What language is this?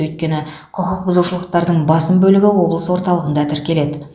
Kazakh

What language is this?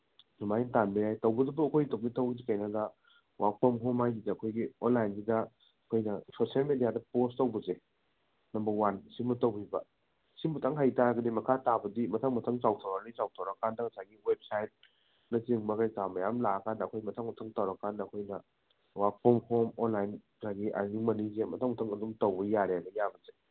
Manipuri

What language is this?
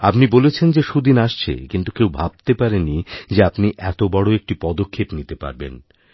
Bangla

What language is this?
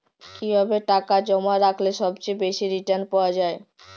Bangla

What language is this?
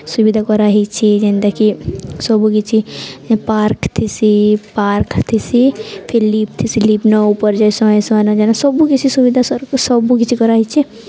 Odia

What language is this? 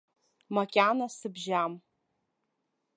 Abkhazian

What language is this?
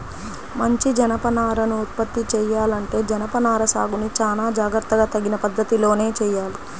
Telugu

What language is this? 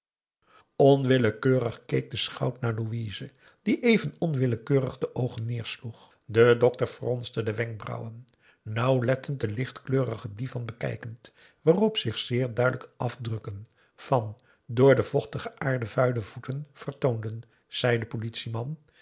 Dutch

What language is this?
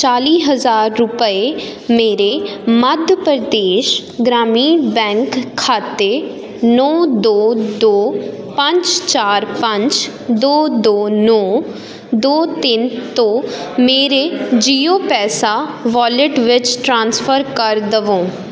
Punjabi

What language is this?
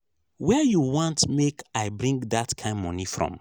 Nigerian Pidgin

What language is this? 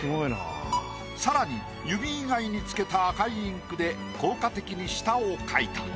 Japanese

